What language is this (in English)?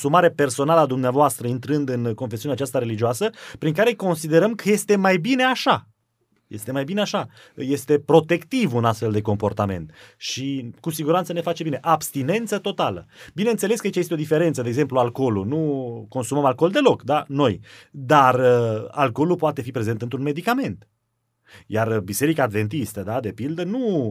Romanian